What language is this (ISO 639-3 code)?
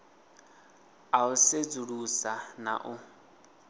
ven